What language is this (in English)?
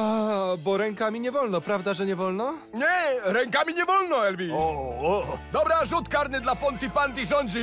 Polish